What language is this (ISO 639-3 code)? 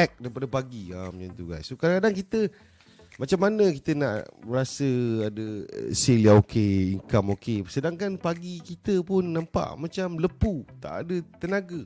msa